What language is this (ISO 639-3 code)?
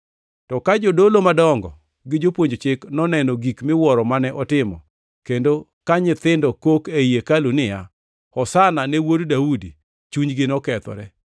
luo